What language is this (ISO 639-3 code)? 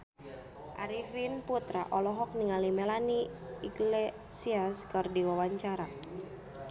sun